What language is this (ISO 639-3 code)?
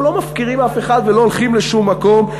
heb